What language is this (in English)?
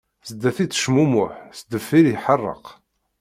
Kabyle